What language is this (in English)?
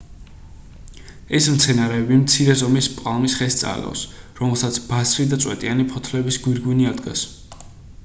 Georgian